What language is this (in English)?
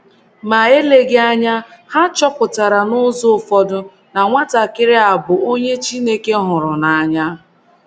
Igbo